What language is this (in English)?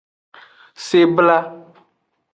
Aja (Benin)